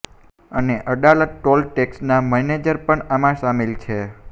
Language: Gujarati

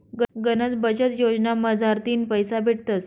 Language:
Marathi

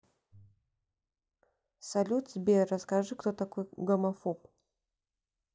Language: Russian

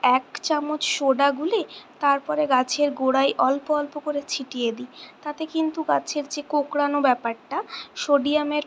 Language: Bangla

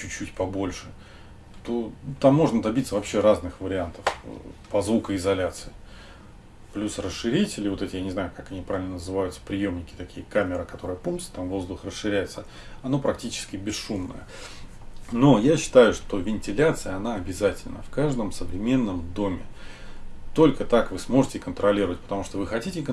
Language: Russian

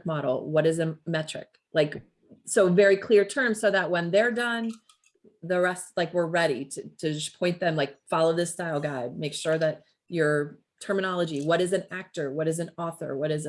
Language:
English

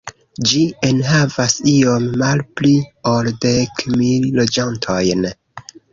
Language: Esperanto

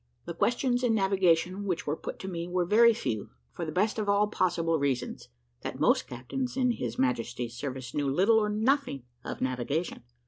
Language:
English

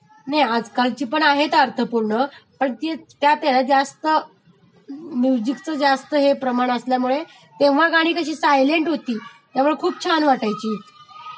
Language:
Marathi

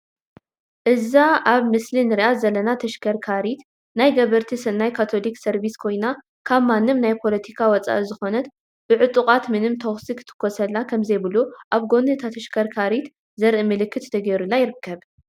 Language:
Tigrinya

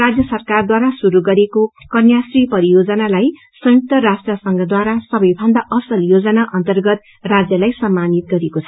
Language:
Nepali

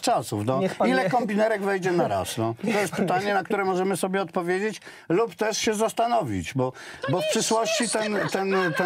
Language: Polish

